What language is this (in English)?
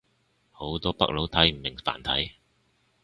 Cantonese